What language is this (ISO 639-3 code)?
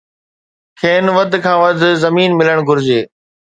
snd